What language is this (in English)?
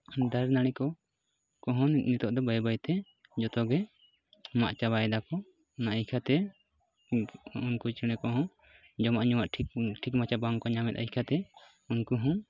Santali